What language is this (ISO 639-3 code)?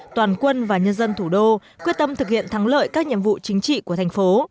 vie